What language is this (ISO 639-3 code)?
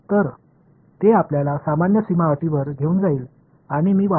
mar